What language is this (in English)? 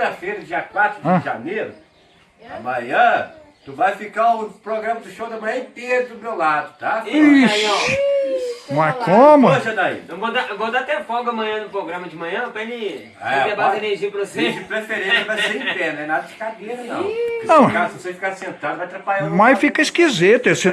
Portuguese